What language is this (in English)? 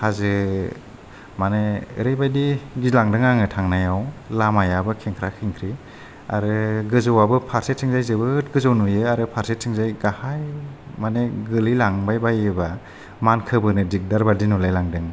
Bodo